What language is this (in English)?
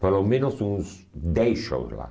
Portuguese